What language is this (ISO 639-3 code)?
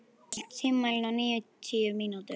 isl